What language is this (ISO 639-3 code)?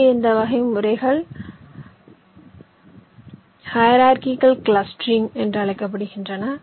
tam